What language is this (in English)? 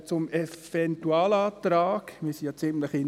Swiss German